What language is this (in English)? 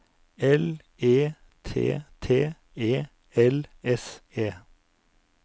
Norwegian